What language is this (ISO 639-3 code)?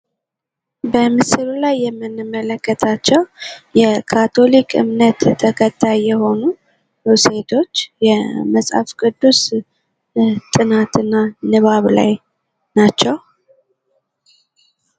amh